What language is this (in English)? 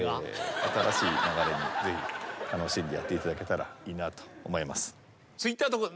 Japanese